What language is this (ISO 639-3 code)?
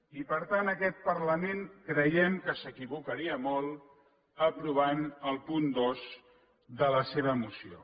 cat